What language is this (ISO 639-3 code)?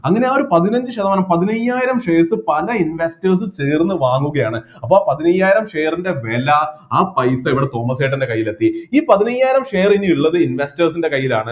mal